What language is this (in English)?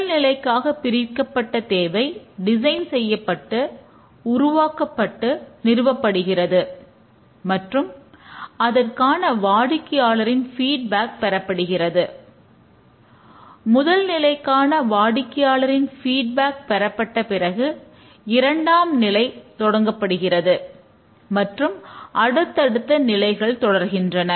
Tamil